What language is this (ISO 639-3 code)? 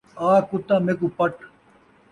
skr